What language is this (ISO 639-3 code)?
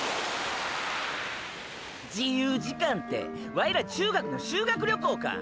jpn